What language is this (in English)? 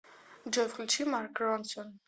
Russian